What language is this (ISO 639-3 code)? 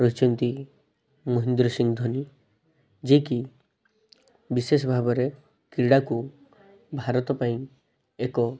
ori